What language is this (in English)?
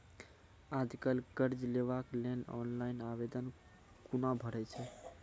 Maithili